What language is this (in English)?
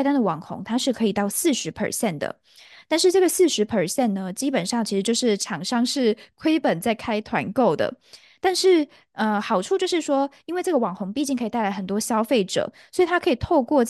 Chinese